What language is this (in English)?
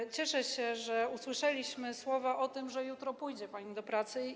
Polish